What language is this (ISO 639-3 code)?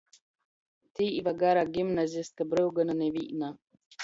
ltg